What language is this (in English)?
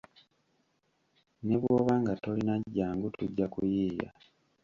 Ganda